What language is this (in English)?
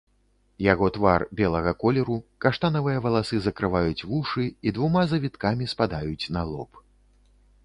Belarusian